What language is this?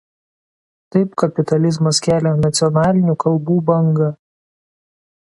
Lithuanian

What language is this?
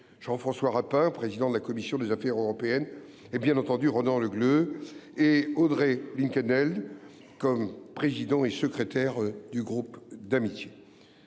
French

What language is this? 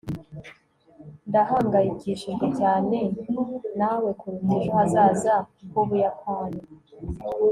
Kinyarwanda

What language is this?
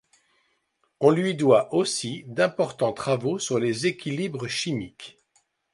French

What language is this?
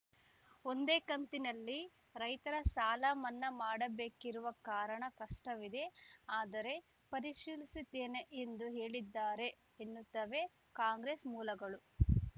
Kannada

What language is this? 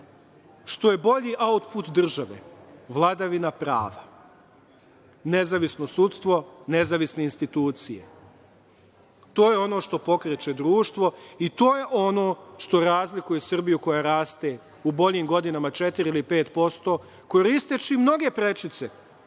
Serbian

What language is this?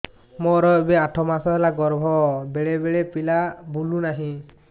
Odia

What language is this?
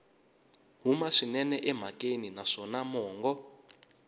Tsonga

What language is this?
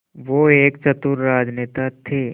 Hindi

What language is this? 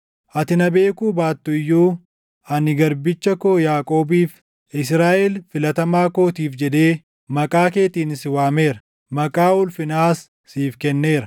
Oromo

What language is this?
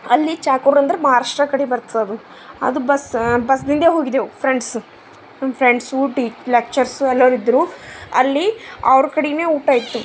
Kannada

